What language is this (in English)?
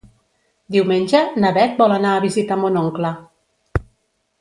Catalan